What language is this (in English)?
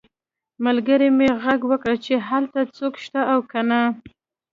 Pashto